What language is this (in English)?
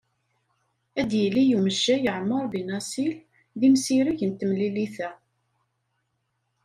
Kabyle